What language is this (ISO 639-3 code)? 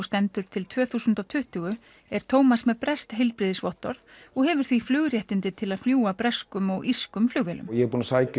isl